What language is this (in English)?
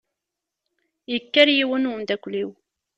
Kabyle